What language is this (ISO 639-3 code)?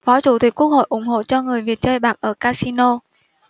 vie